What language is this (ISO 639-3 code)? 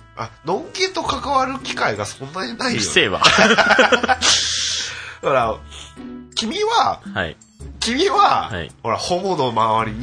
jpn